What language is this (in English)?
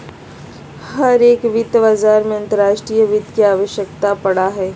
Magahi